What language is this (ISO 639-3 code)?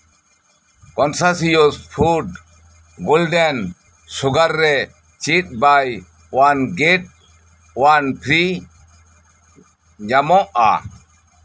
sat